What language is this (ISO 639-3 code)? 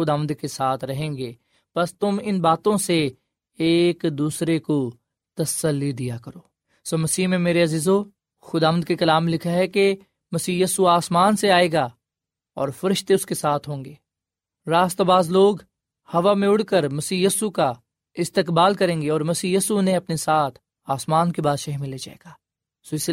urd